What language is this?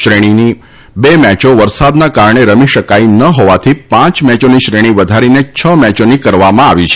Gujarati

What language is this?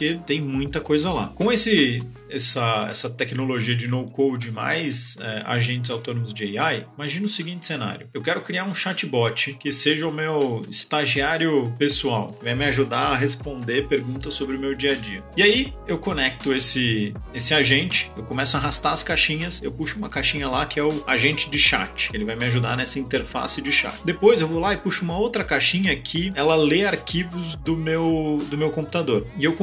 Portuguese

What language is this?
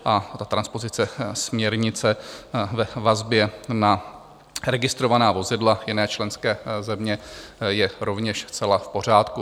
Czech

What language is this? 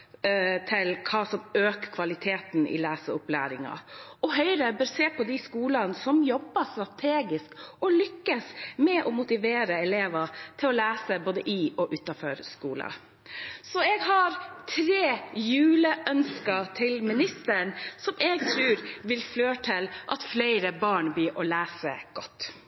Norwegian Bokmål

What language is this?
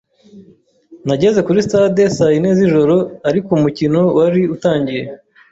Kinyarwanda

